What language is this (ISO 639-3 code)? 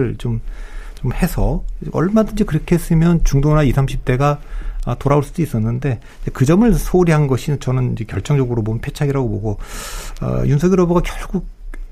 kor